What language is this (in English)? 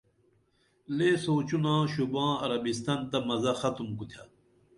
Dameli